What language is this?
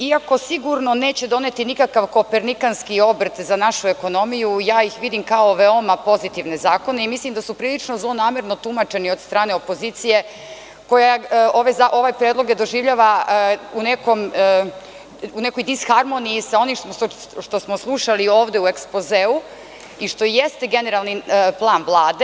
Serbian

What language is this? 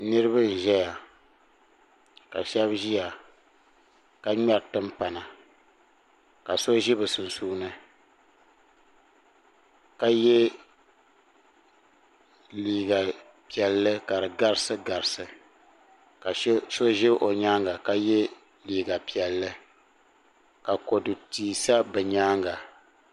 Dagbani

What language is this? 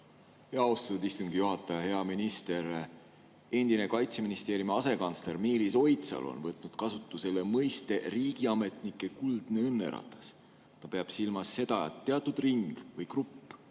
Estonian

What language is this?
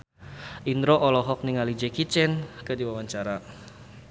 Sundanese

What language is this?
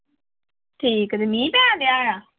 Punjabi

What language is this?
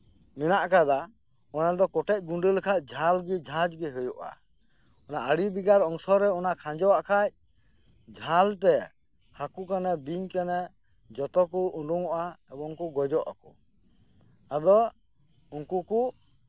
Santali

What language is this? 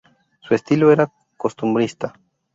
Spanish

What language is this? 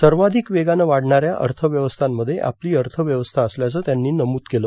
Marathi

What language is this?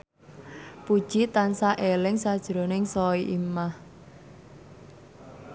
Javanese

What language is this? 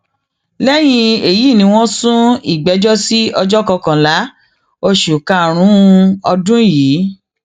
Yoruba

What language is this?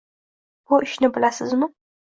Uzbek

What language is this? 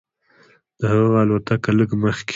Pashto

